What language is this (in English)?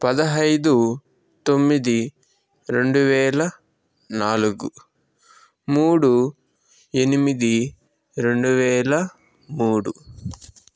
Telugu